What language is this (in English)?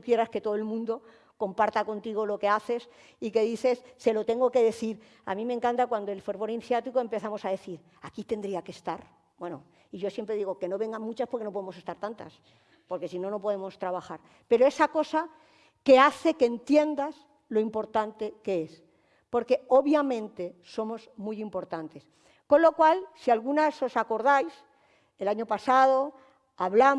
Spanish